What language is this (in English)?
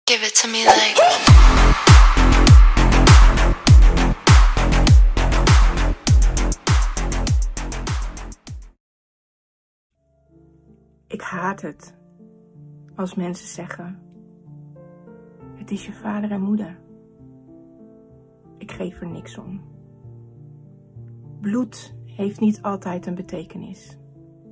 Dutch